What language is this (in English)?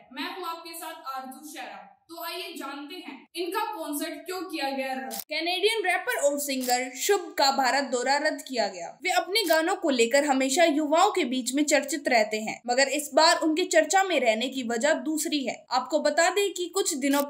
Hindi